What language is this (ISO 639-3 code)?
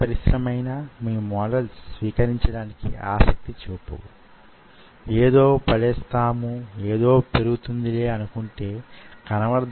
tel